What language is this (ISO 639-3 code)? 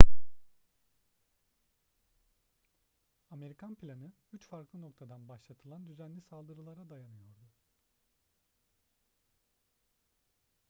tur